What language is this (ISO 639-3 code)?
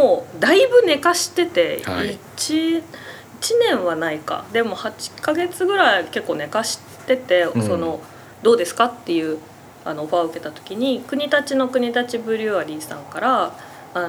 jpn